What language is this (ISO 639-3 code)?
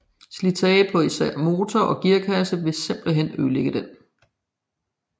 dan